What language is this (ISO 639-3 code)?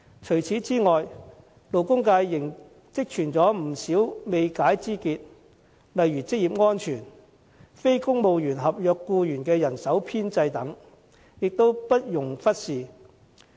yue